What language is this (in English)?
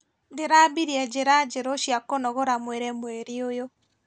Kikuyu